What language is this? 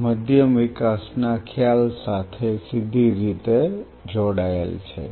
Gujarati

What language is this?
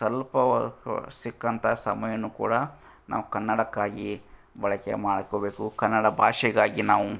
Kannada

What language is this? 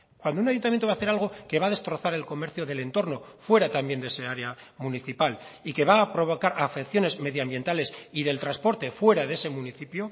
Spanish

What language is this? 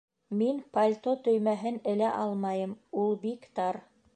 Bashkir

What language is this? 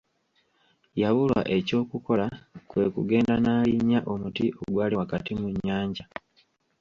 Ganda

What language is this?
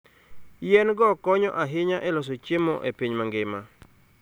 Luo (Kenya and Tanzania)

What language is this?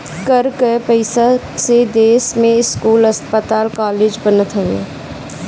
Bhojpuri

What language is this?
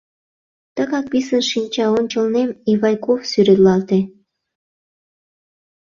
Mari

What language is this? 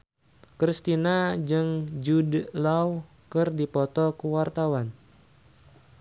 Sundanese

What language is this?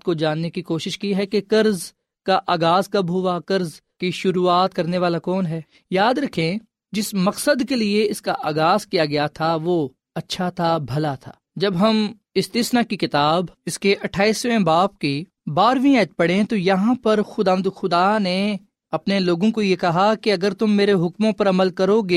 Urdu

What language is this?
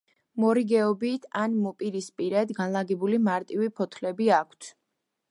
Georgian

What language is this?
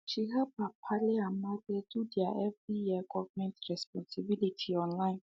Nigerian Pidgin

